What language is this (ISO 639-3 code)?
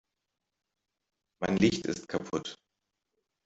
deu